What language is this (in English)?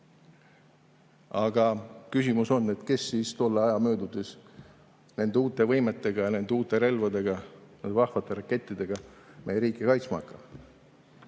Estonian